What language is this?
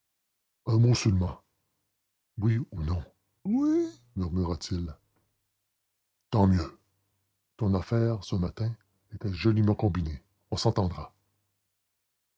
French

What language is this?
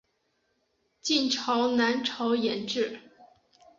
Chinese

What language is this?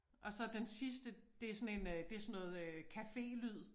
Danish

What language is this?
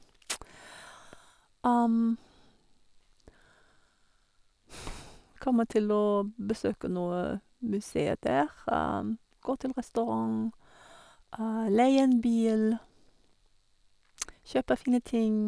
Norwegian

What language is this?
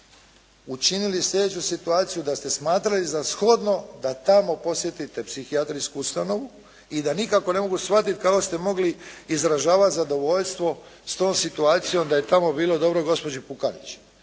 Croatian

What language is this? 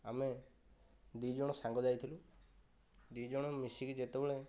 Odia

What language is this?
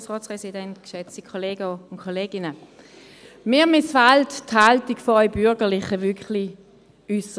Swiss German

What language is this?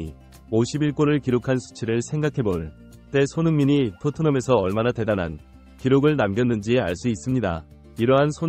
Korean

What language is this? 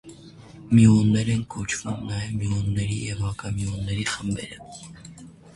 Armenian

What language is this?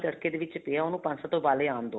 Punjabi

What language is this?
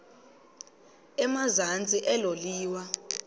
Xhosa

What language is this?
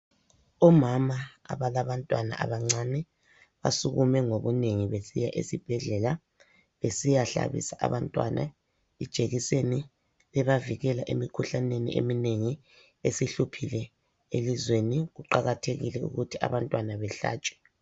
North Ndebele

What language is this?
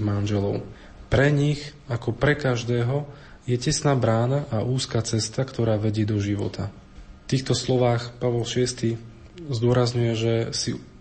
Slovak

